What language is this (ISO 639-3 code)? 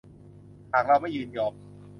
tha